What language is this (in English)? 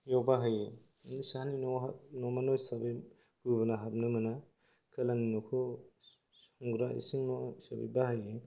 Bodo